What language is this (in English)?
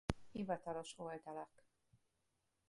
Hungarian